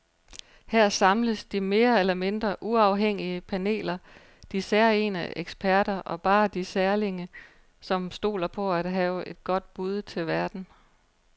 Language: Danish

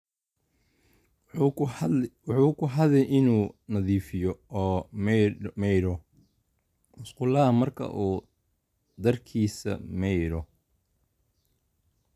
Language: Somali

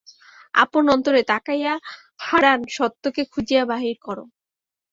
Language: Bangla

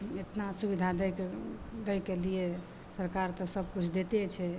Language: Maithili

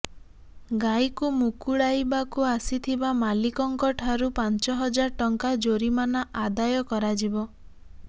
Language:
Odia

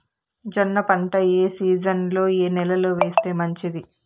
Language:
Telugu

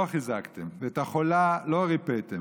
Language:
Hebrew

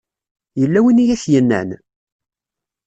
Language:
Kabyle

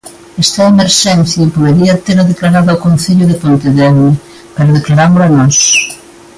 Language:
Galician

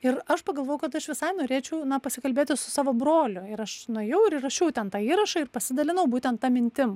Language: Lithuanian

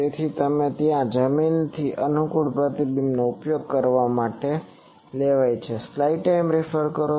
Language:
Gujarati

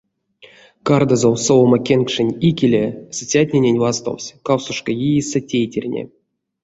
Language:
Erzya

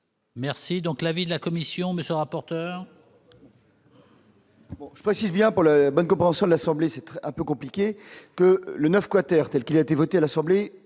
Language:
French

